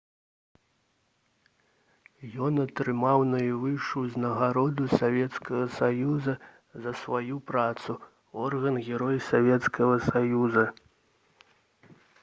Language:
Belarusian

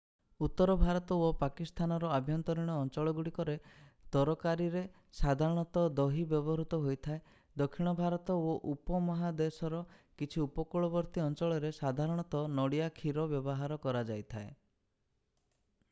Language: Odia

